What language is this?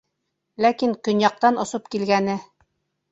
Bashkir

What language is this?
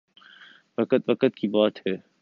Urdu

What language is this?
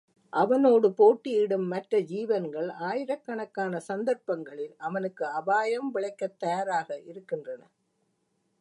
Tamil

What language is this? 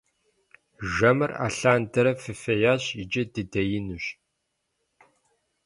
Kabardian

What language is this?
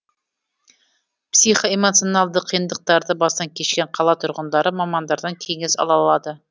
Kazakh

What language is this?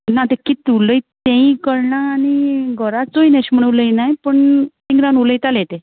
Konkani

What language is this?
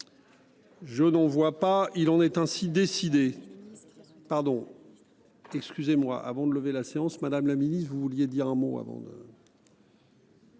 French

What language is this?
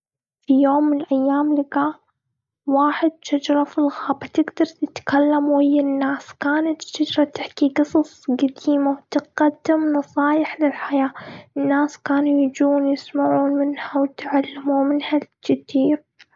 Gulf Arabic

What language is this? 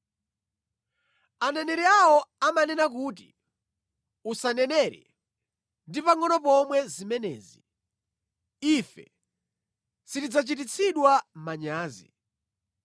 Nyanja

